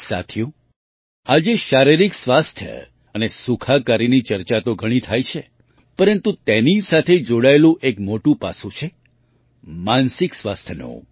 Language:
Gujarati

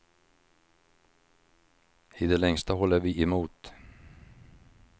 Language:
Swedish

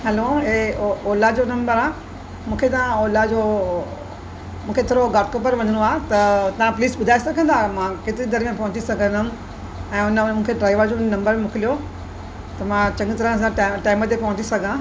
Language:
Sindhi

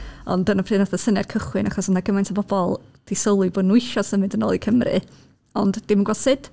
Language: Welsh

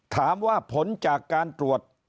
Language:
Thai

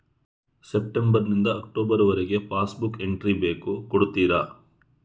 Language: Kannada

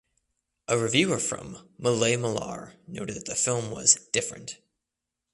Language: English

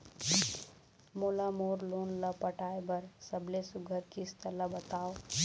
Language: Chhattisgarhi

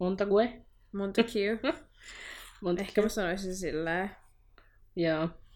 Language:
Finnish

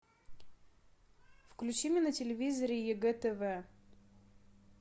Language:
Russian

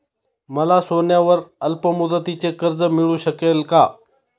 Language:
Marathi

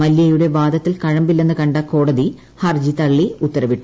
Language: Malayalam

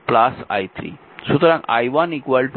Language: Bangla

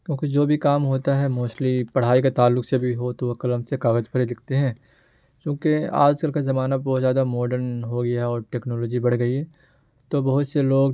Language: Urdu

